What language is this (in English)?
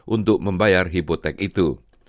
Indonesian